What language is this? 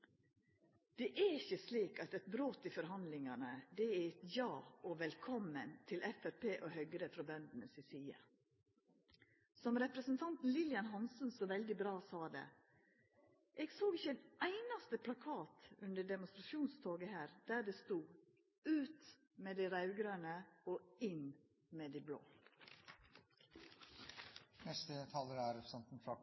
Norwegian Nynorsk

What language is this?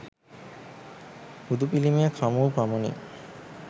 Sinhala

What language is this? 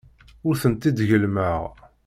Kabyle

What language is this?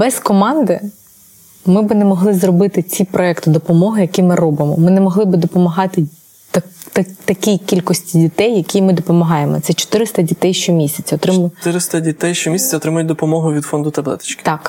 Ukrainian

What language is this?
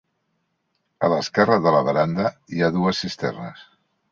Catalan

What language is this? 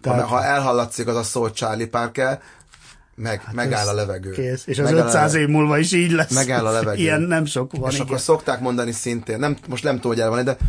Hungarian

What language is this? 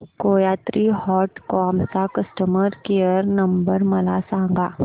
Marathi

